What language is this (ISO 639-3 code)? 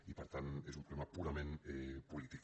cat